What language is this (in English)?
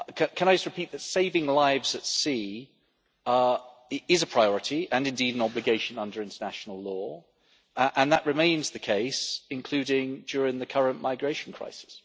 English